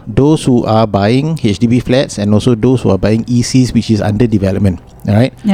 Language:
Malay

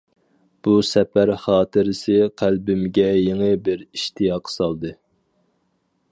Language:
Uyghur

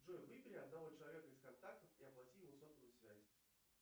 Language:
Russian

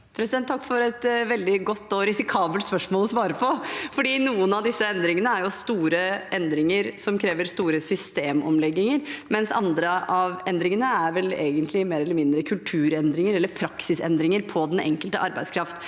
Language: Norwegian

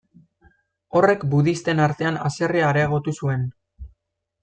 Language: Basque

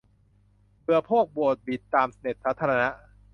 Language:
Thai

